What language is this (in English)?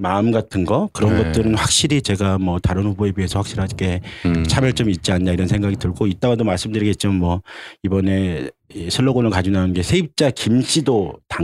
Korean